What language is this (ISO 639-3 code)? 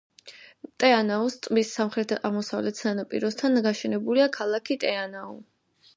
kat